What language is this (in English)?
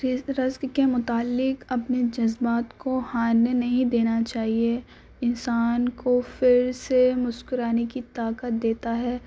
Urdu